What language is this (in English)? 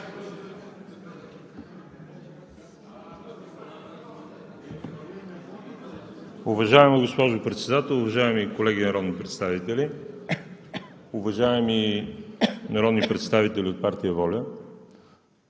Bulgarian